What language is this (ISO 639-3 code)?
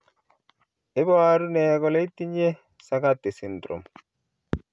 kln